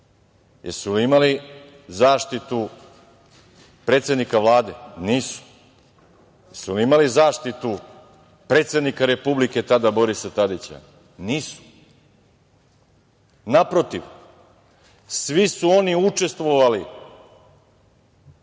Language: Serbian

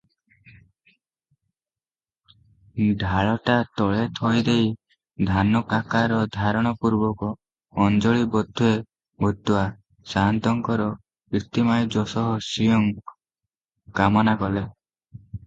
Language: Odia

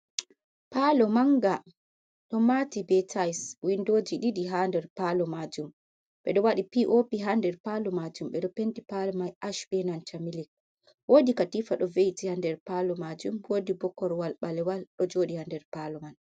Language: Fula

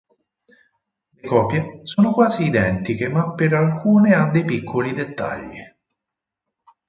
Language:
Italian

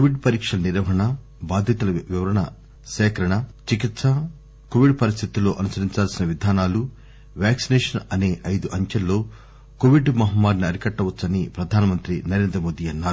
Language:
Telugu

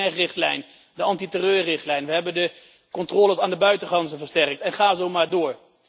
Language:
Dutch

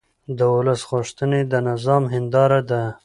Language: Pashto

